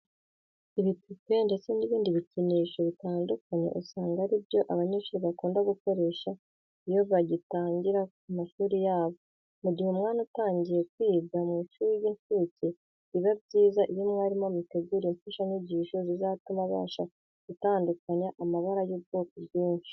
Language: Kinyarwanda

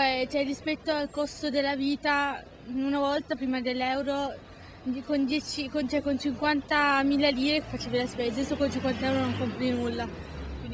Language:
Italian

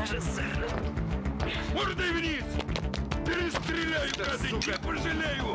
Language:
Russian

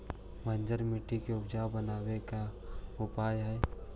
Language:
Magahi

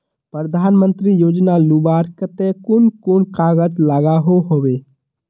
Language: Magahi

